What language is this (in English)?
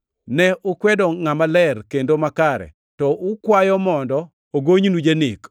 Luo (Kenya and Tanzania)